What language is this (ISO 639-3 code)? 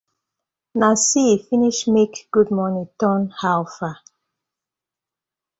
pcm